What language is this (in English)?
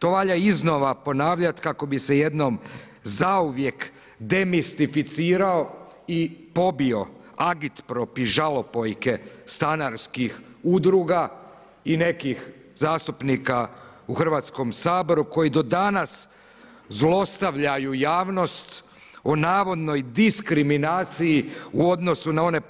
Croatian